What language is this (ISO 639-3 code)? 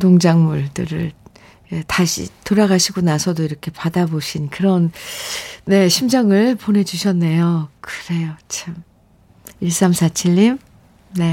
kor